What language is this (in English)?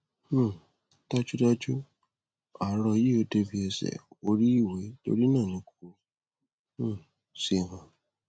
Yoruba